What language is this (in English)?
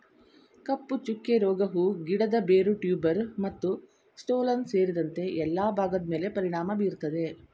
Kannada